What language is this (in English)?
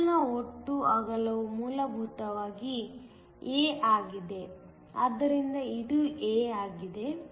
Kannada